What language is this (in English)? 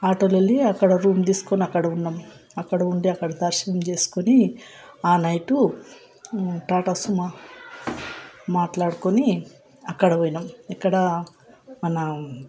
Telugu